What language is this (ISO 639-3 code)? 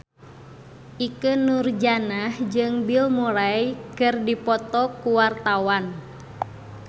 sun